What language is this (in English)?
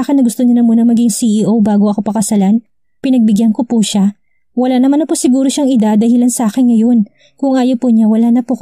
Filipino